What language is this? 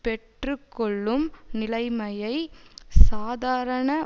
Tamil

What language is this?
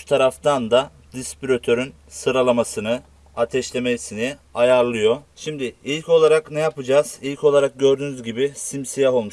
Turkish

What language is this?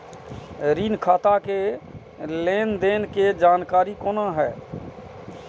Maithili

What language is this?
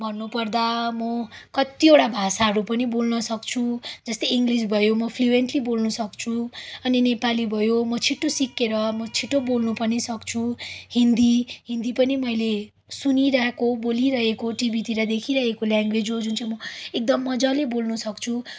Nepali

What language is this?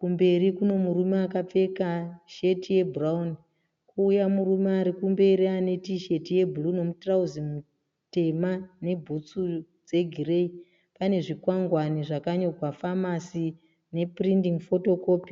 Shona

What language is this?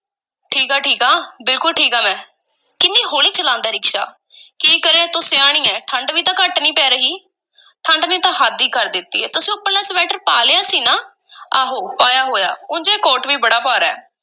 Punjabi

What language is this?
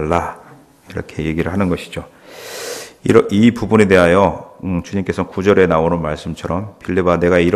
Korean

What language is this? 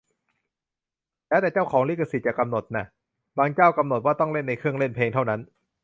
Thai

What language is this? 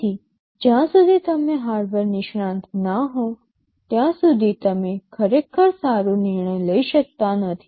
Gujarati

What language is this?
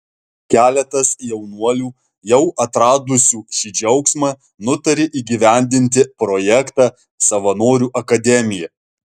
Lithuanian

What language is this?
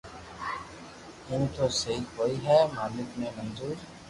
Loarki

